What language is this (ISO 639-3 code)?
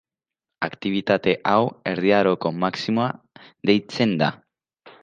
eus